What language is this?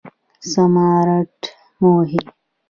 Pashto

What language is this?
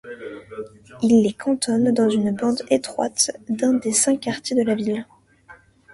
French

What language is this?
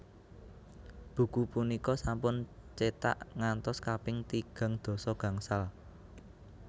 Javanese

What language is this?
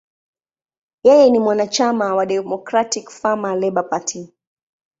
Swahili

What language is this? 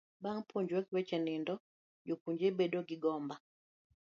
Luo (Kenya and Tanzania)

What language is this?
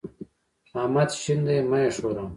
Pashto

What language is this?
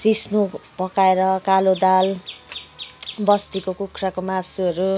Nepali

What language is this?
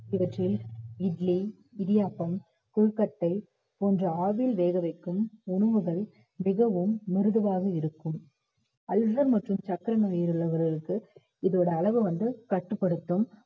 Tamil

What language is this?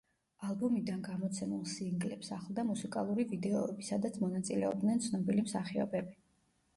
Georgian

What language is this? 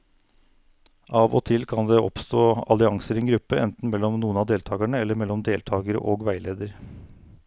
Norwegian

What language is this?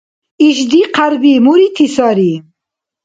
Dargwa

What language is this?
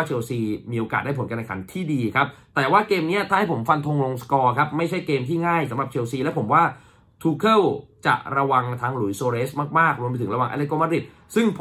Thai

